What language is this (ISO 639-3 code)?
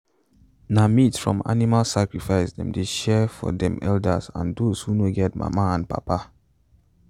pcm